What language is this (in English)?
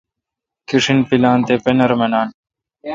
Kalkoti